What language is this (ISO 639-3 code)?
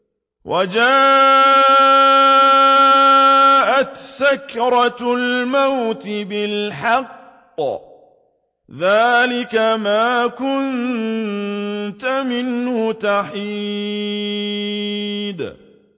ara